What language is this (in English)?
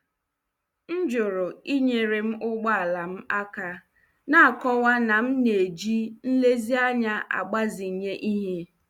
Igbo